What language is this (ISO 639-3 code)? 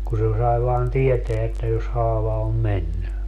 fin